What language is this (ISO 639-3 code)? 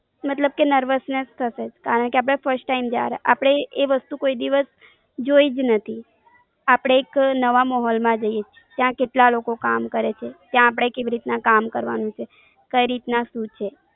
guj